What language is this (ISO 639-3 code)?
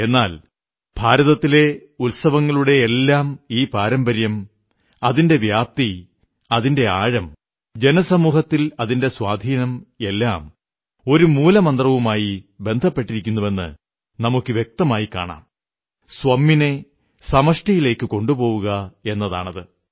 mal